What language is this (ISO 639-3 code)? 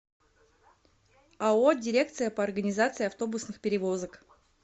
rus